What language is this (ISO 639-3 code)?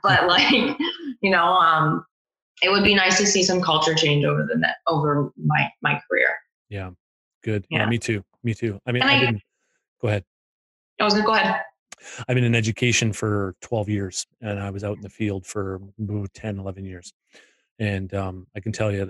eng